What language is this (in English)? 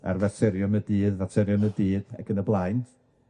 Welsh